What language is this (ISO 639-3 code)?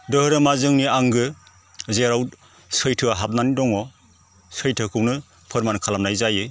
brx